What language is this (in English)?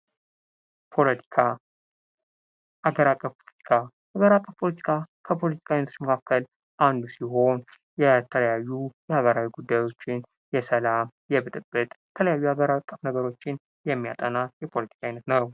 Amharic